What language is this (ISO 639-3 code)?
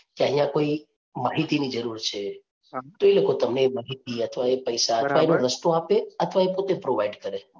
guj